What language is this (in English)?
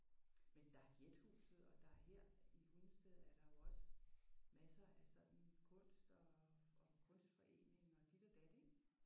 Danish